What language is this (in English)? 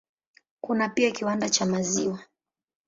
Swahili